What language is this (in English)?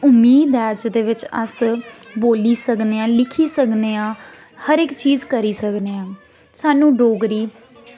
Dogri